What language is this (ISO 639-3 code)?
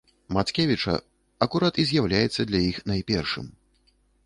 bel